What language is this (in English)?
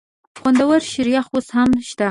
Pashto